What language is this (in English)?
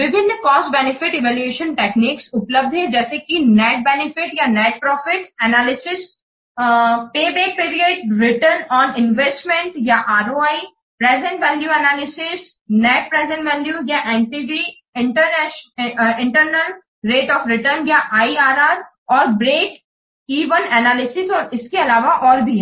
Hindi